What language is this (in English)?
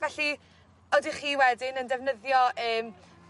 Welsh